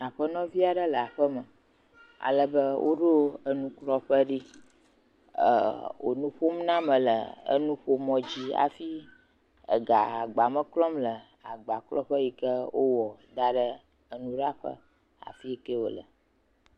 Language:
Ewe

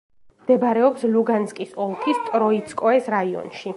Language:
Georgian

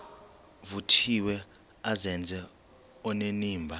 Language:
Xhosa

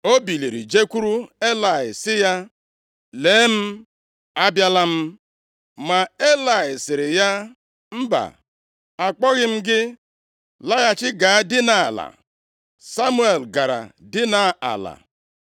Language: Igbo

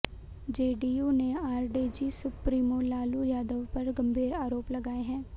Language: Hindi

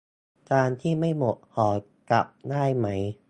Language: Thai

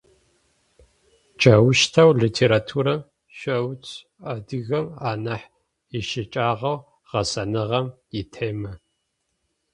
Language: Adyghe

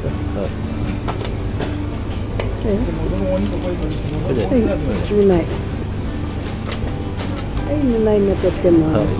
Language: Japanese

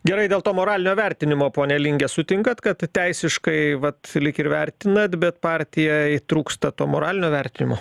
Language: Lithuanian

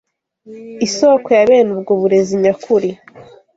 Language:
Kinyarwanda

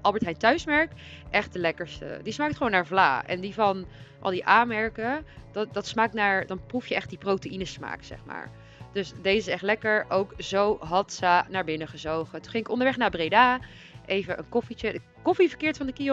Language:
Dutch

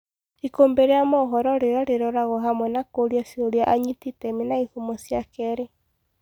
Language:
Kikuyu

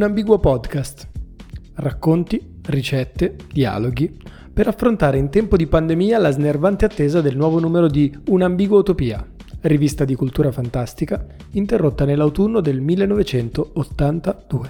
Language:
Italian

